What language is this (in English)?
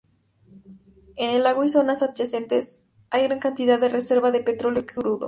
Spanish